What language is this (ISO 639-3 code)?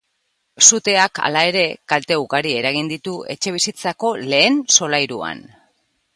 eus